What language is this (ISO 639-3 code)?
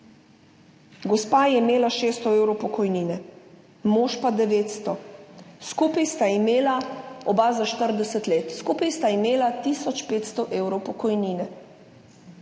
slv